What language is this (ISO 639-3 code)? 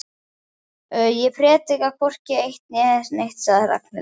isl